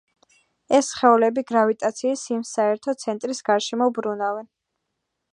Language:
Georgian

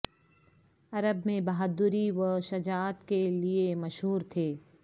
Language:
Urdu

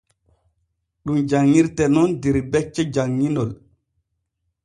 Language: Borgu Fulfulde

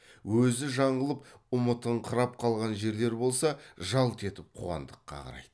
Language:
Kazakh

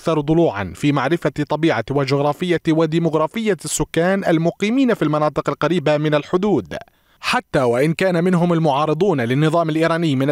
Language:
Arabic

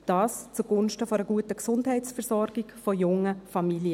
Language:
Swiss German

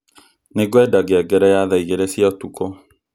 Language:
Kikuyu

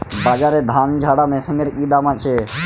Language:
Bangla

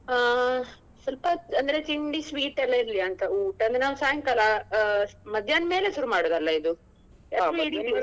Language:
Kannada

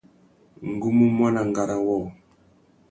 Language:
Tuki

